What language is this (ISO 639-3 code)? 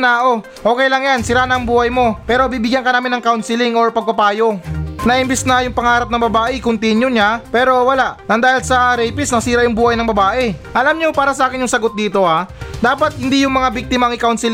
fil